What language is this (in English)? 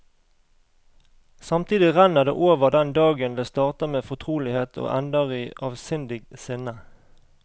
Norwegian